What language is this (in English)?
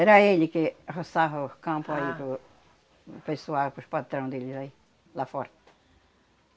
Portuguese